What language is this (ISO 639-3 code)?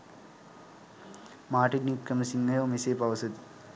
sin